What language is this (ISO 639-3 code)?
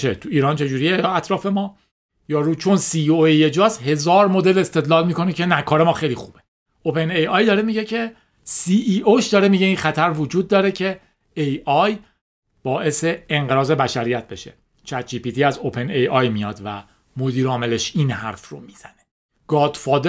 fas